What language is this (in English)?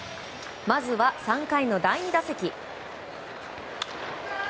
Japanese